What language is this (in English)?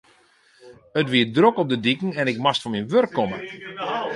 Western Frisian